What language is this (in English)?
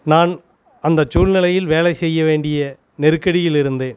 Tamil